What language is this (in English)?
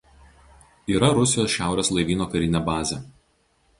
Lithuanian